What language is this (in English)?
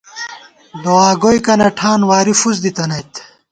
Gawar-Bati